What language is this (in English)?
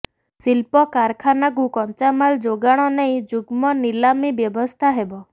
Odia